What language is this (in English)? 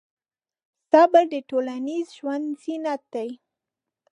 Pashto